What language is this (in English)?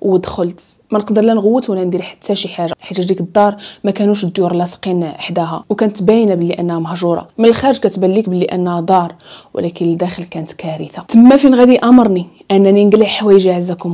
Arabic